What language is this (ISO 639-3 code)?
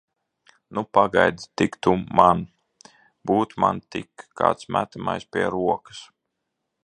lav